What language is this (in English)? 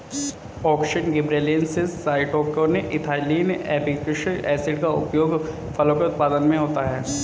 Hindi